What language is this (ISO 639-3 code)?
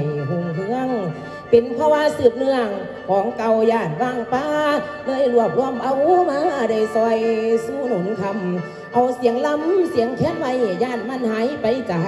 tha